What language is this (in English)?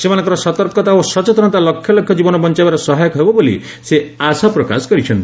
Odia